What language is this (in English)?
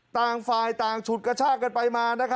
Thai